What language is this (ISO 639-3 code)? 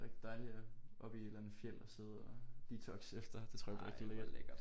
dan